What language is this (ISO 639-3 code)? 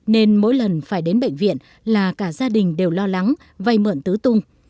vie